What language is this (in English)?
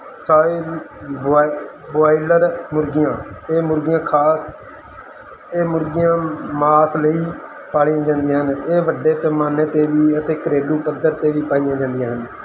Punjabi